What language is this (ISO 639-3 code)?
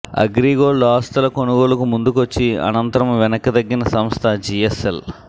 tel